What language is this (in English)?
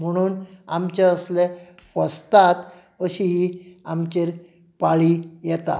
Konkani